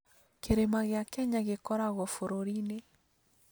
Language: Kikuyu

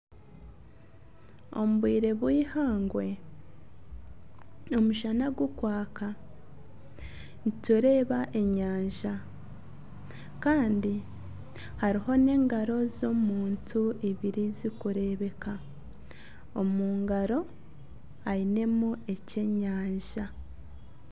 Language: Nyankole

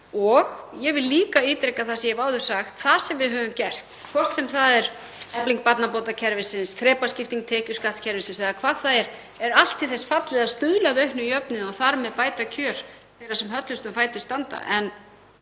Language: Icelandic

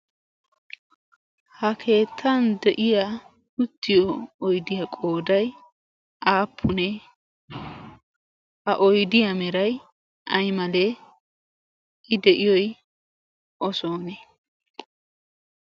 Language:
Wolaytta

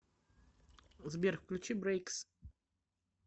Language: Russian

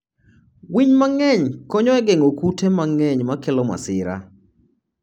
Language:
Luo (Kenya and Tanzania)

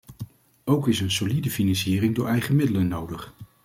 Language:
Dutch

